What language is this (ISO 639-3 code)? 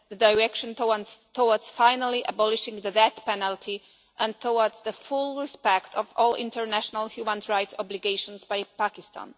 eng